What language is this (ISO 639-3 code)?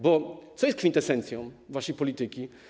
pol